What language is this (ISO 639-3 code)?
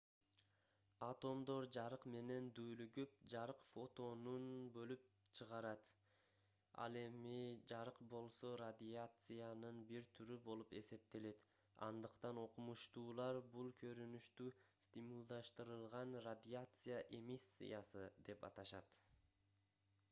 kir